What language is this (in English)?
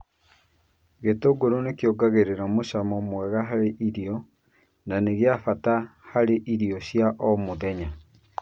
Kikuyu